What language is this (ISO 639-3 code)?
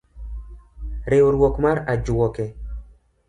luo